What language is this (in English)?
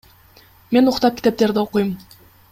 Kyrgyz